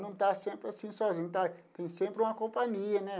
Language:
Portuguese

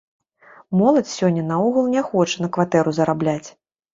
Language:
Belarusian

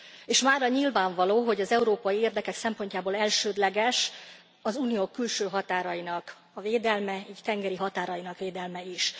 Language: Hungarian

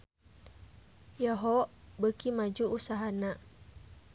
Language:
Sundanese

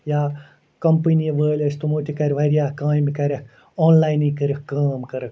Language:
Kashmiri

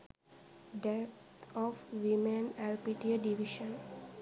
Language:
Sinhala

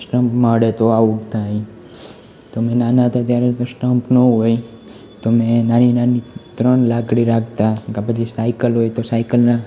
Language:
Gujarati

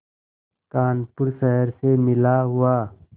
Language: Hindi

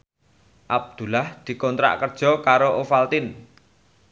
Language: Javanese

